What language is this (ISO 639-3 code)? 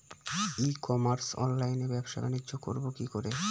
ben